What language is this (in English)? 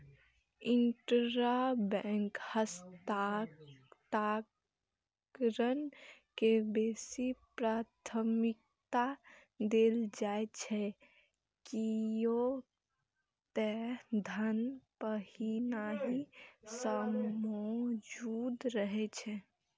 Maithili